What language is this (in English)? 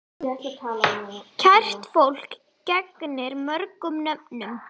Icelandic